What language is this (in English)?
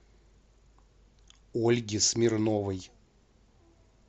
Russian